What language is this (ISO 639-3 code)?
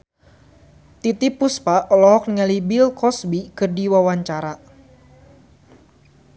sun